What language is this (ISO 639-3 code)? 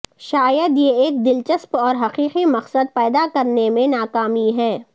urd